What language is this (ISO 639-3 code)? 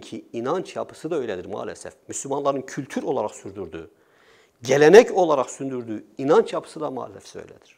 tur